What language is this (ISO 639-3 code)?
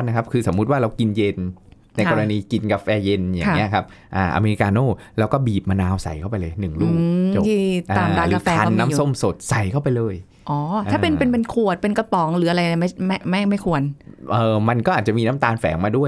tha